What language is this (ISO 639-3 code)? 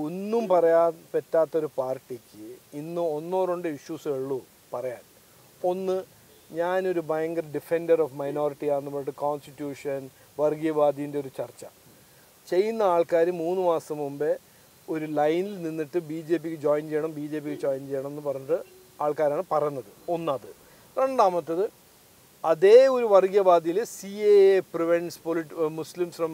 mal